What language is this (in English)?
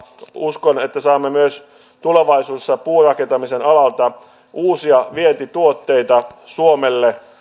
Finnish